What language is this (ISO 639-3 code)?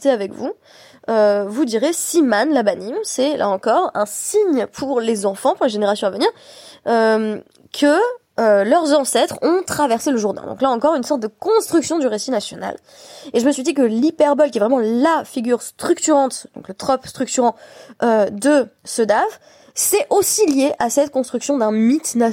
fra